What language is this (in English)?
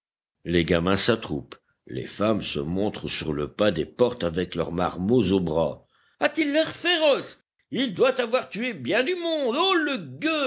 French